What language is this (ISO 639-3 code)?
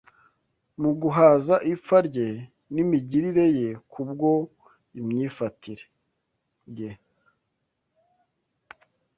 kin